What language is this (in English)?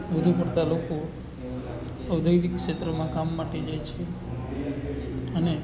Gujarati